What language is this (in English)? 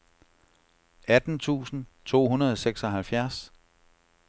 Danish